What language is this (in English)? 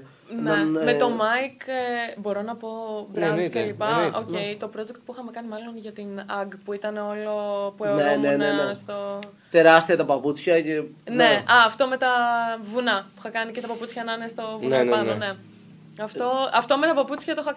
Greek